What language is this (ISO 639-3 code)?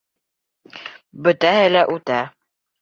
bak